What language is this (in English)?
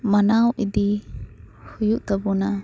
Santali